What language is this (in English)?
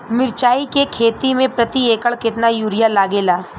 Bhojpuri